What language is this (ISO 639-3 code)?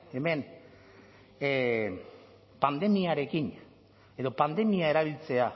eus